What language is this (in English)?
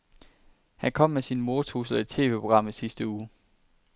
Danish